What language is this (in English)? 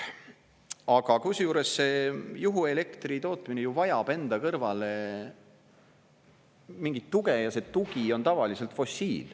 Estonian